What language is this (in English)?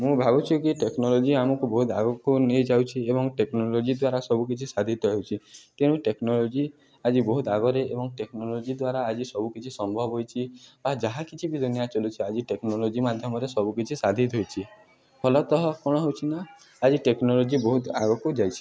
Odia